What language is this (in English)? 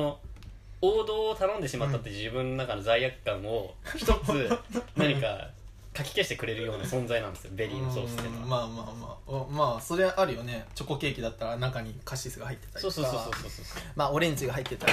Japanese